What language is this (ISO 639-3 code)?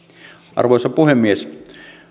fin